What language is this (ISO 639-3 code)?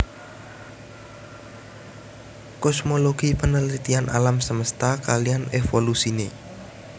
jav